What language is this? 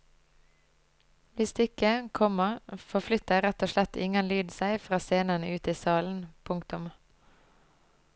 Norwegian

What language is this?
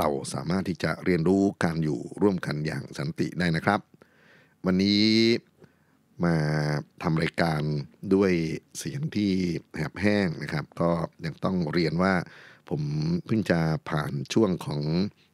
Thai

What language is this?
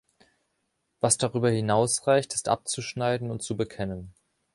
German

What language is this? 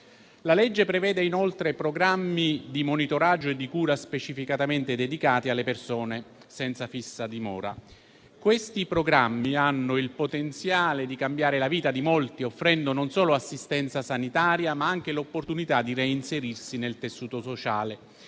Italian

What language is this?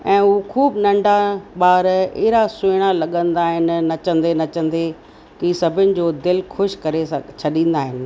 Sindhi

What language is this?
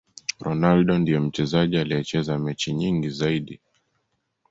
Swahili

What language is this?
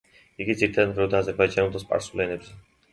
Georgian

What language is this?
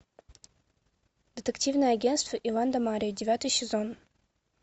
Russian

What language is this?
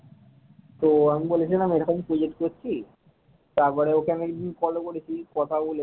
Bangla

